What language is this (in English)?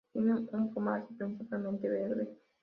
Spanish